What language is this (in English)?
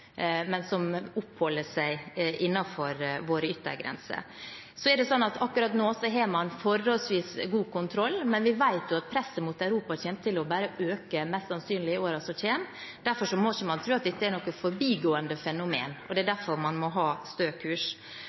Norwegian Bokmål